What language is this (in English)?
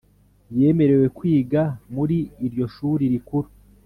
Kinyarwanda